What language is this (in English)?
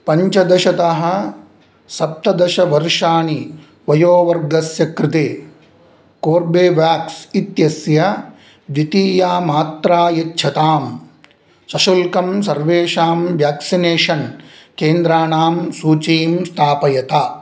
Sanskrit